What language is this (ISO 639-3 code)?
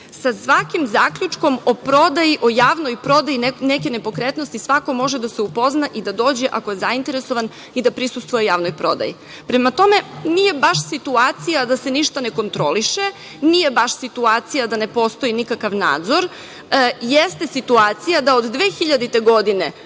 srp